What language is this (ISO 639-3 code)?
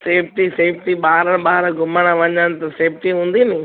snd